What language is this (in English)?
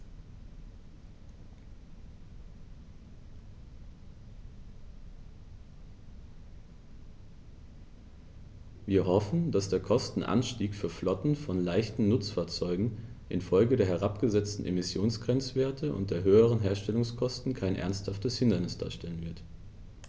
German